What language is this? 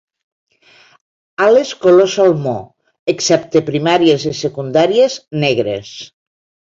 Catalan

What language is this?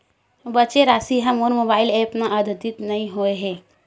Chhattisgarhi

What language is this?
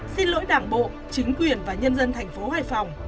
Vietnamese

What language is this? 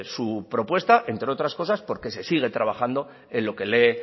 Spanish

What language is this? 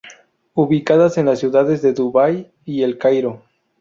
Spanish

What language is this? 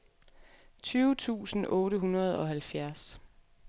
Danish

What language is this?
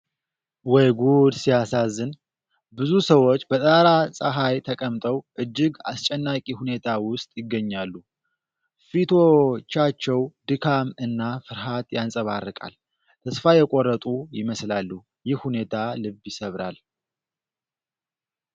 Amharic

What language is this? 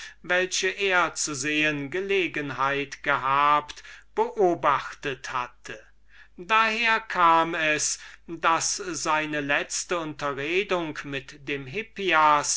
German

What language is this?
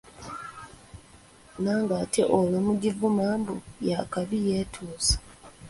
Ganda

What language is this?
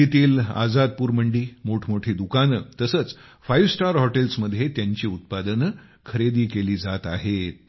Marathi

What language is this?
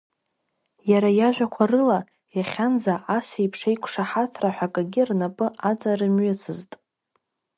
Abkhazian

